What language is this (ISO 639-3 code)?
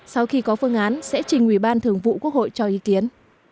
vie